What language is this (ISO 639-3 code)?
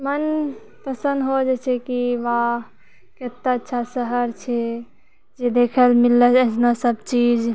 mai